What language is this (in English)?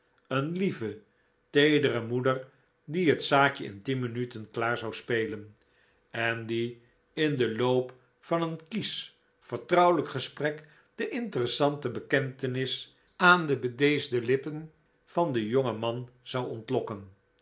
Dutch